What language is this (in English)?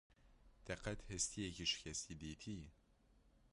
Kurdish